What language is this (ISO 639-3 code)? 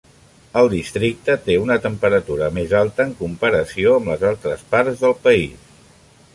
cat